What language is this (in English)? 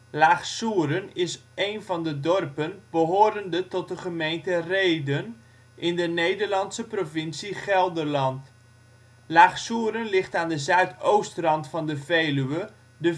Dutch